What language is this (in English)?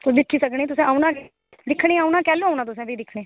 Dogri